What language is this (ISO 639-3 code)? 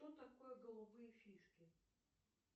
rus